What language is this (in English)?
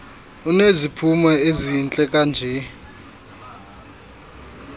Xhosa